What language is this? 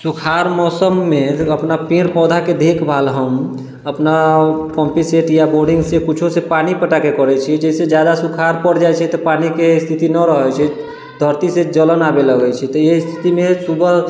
Maithili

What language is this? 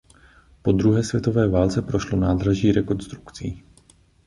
Czech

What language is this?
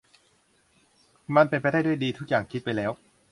Thai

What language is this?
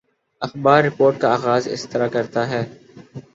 Urdu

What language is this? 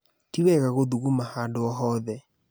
Kikuyu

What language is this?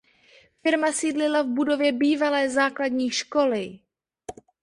Czech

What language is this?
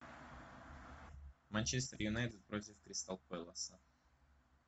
Russian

